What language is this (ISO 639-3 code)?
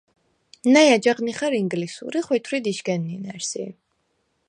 sva